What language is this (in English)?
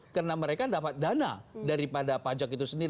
Indonesian